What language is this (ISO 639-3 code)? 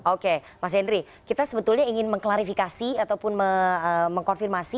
ind